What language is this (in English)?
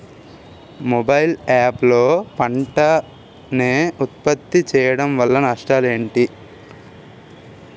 Telugu